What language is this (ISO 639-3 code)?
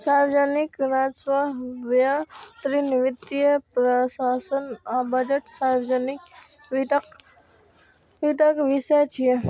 mai